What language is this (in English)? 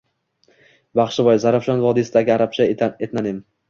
Uzbek